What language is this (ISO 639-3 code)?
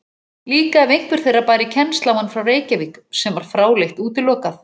isl